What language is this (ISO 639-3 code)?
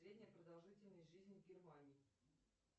rus